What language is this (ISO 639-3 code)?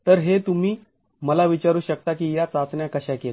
mar